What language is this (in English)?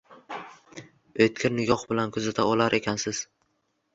Uzbek